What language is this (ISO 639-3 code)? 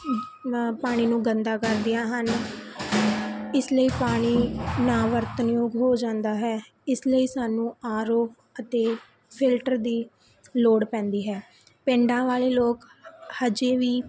pan